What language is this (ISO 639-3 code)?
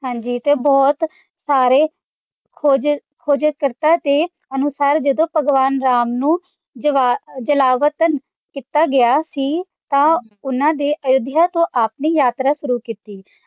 pan